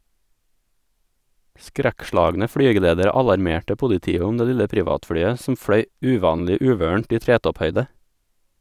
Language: Norwegian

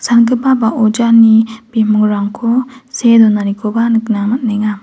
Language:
Garo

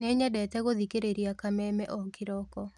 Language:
Kikuyu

